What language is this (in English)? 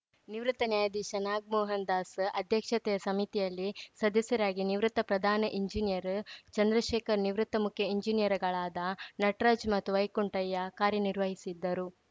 Kannada